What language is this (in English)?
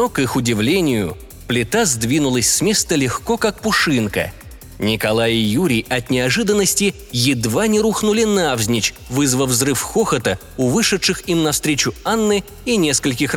Russian